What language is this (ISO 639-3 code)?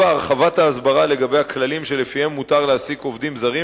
heb